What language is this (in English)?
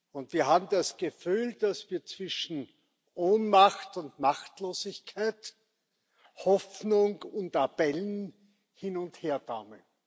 German